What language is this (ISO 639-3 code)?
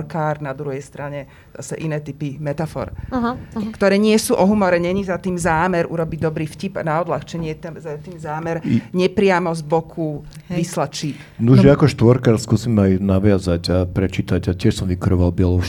slk